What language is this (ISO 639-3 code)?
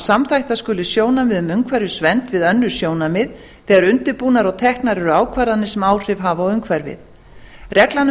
isl